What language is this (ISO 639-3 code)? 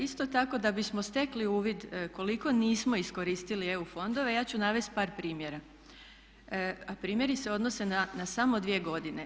hrv